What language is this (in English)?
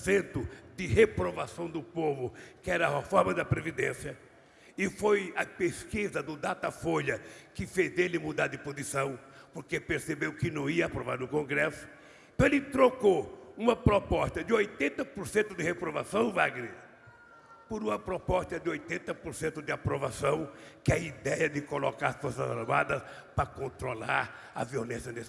Portuguese